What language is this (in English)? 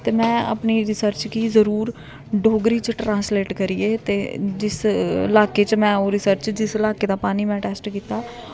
Dogri